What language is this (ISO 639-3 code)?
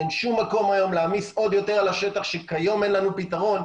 heb